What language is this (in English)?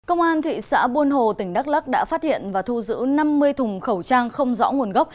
Vietnamese